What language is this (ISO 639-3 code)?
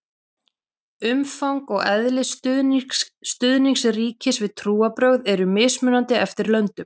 isl